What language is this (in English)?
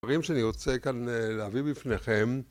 Hebrew